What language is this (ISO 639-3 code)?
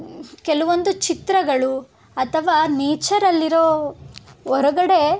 kan